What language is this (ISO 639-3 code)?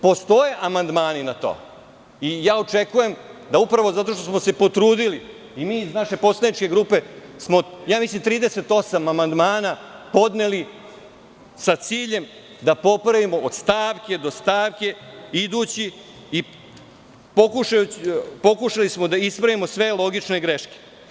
srp